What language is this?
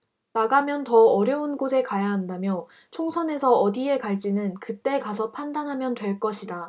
Korean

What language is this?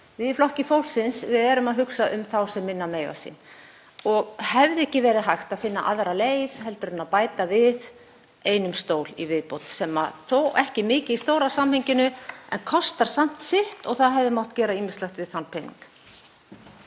Icelandic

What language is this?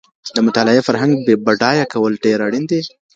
Pashto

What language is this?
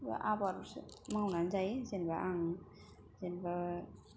Bodo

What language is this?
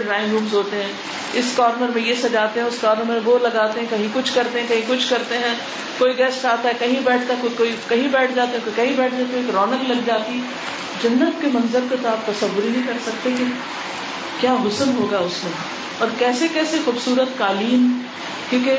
Urdu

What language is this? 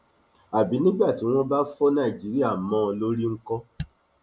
Yoruba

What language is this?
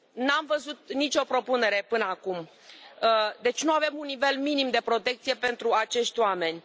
Romanian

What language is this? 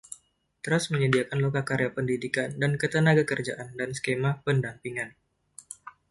Indonesian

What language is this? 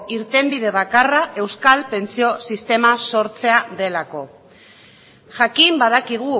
Basque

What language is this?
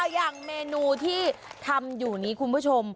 Thai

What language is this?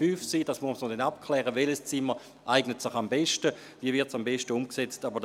Swiss German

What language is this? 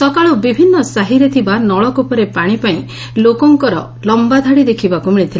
Odia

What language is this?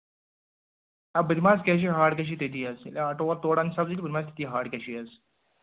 Kashmiri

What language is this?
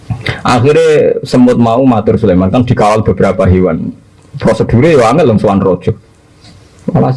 Indonesian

